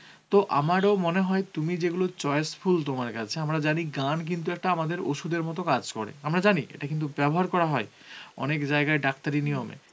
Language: Bangla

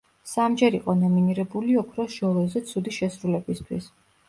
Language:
Georgian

